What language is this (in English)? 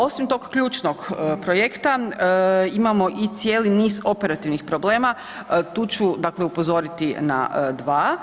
Croatian